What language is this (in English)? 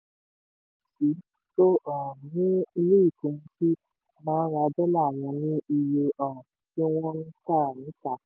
Yoruba